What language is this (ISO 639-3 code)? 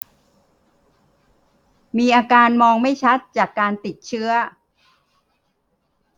tha